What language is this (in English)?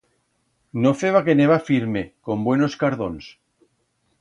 Aragonese